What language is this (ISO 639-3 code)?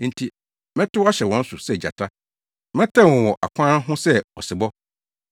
aka